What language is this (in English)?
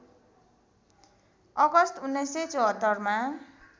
Nepali